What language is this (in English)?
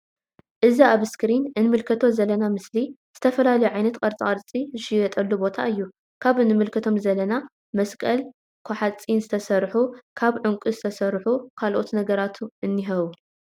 Tigrinya